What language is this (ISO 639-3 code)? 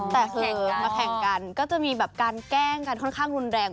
tha